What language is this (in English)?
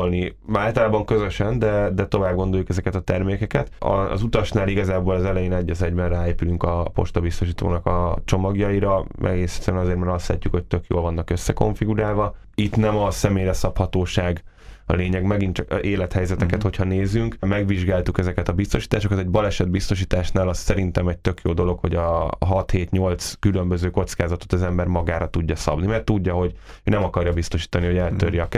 Hungarian